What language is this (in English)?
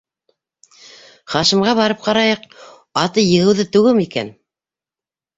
Bashkir